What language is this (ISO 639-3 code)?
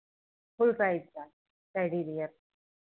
hin